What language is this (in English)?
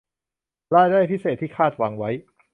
Thai